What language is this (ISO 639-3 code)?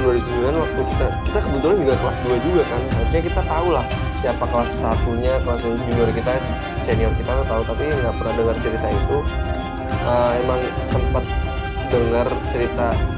ind